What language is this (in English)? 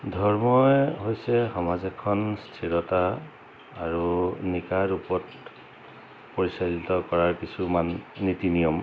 Assamese